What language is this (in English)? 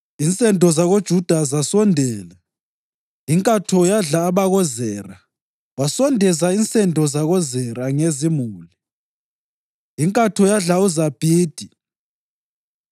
North Ndebele